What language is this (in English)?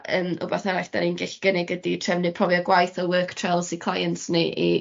Welsh